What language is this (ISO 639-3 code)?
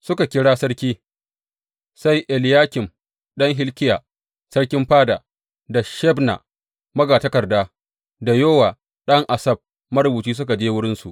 hau